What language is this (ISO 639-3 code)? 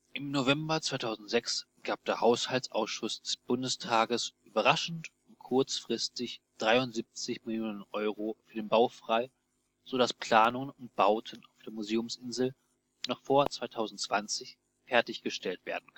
deu